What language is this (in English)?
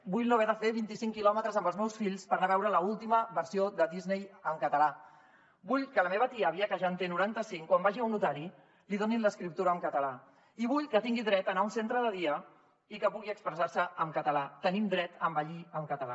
Catalan